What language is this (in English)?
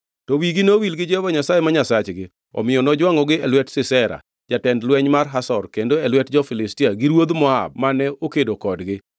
Luo (Kenya and Tanzania)